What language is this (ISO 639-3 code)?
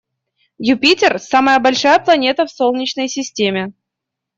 rus